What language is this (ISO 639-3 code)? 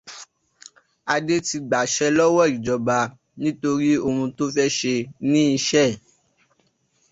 yor